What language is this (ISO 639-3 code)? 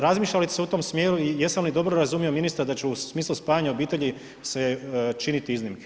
hrv